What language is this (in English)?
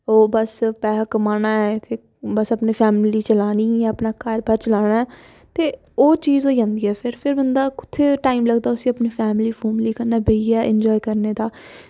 Dogri